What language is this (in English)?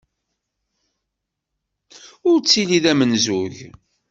Kabyle